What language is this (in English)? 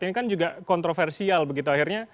Indonesian